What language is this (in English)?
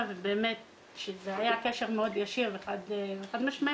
Hebrew